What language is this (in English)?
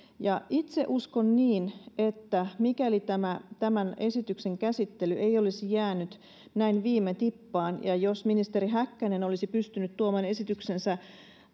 Finnish